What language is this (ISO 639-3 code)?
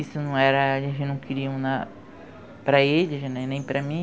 por